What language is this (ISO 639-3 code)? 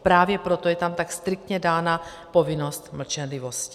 ces